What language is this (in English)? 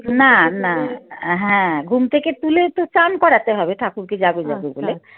Bangla